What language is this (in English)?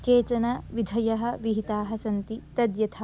Sanskrit